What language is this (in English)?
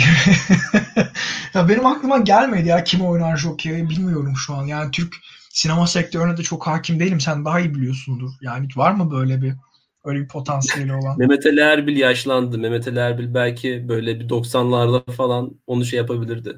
Turkish